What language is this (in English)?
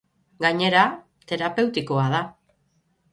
Basque